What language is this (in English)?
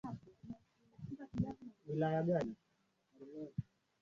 Swahili